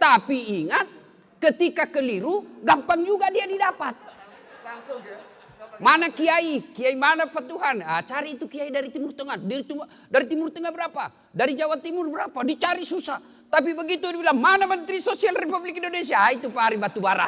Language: Indonesian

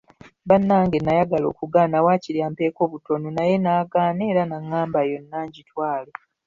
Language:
Ganda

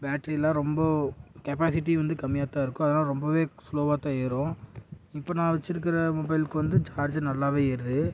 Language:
Tamil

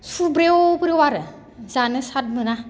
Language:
Bodo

